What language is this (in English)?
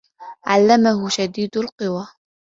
Arabic